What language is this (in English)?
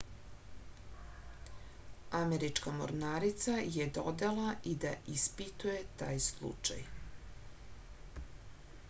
Serbian